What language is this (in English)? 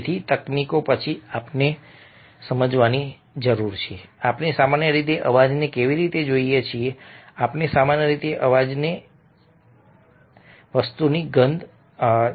Gujarati